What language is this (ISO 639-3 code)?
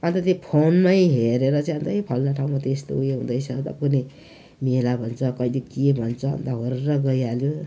nep